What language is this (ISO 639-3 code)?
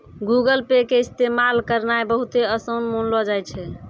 mai